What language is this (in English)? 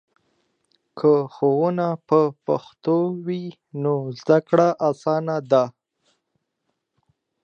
Pashto